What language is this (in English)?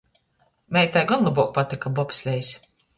Latgalian